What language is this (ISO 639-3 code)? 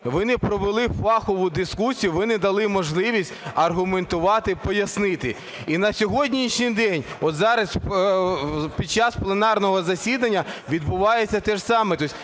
ukr